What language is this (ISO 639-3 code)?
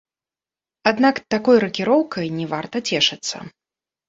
bel